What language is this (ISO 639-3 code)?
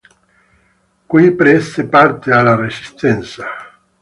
ita